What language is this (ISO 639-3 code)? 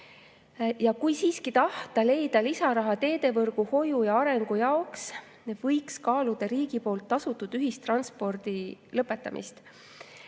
est